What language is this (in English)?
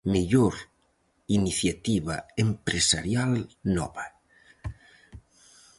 Galician